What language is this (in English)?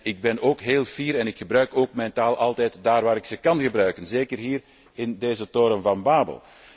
Dutch